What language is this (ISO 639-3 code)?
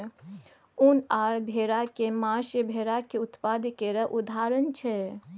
mai